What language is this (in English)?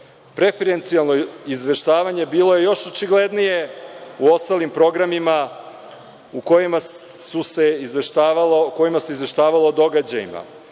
Serbian